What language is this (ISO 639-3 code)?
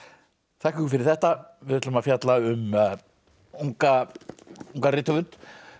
isl